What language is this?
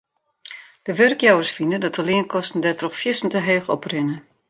Western Frisian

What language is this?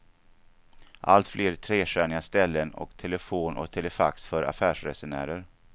Swedish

